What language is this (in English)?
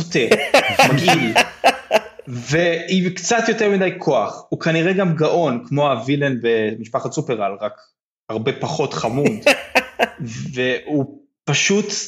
Hebrew